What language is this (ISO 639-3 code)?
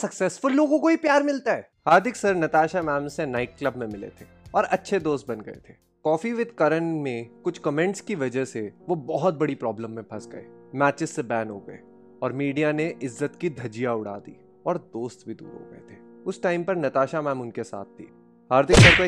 hin